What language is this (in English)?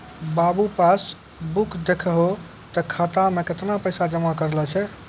Maithili